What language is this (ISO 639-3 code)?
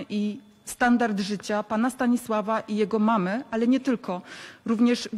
pol